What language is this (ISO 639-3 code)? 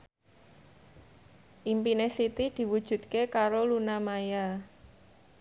jav